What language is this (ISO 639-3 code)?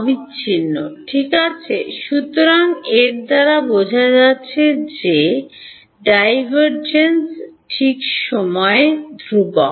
ben